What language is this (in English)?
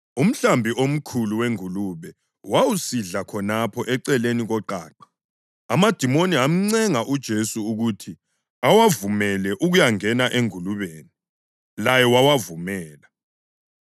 North Ndebele